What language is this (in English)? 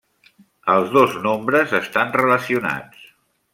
Catalan